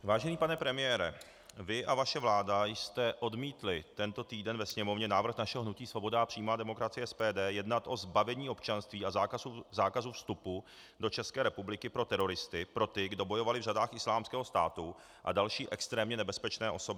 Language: Czech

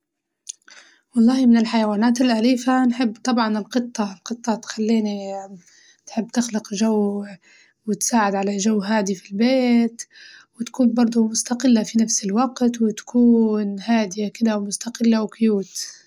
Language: Libyan Arabic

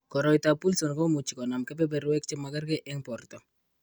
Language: Kalenjin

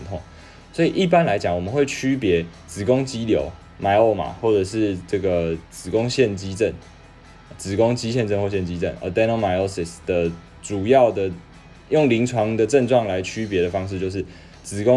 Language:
Chinese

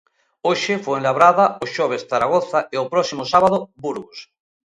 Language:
Galician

